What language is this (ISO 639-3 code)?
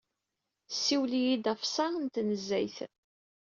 kab